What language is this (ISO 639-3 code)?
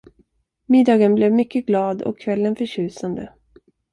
swe